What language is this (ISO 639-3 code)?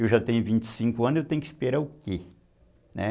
por